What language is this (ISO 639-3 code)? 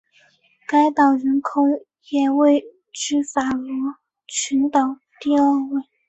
zho